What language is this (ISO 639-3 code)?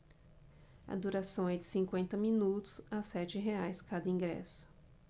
por